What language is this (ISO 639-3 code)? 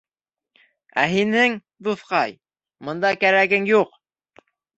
bak